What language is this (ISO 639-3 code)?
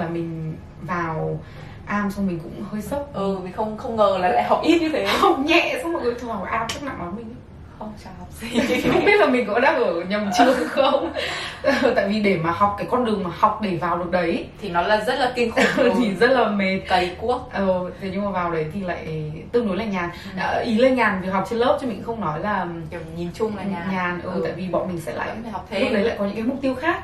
vie